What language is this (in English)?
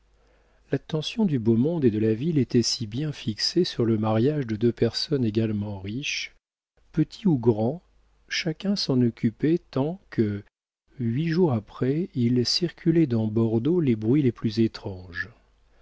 French